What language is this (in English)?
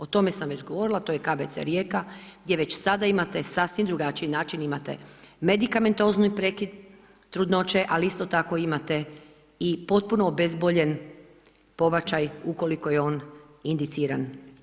Croatian